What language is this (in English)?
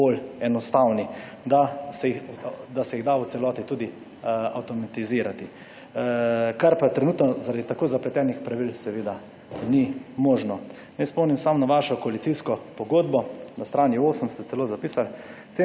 Slovenian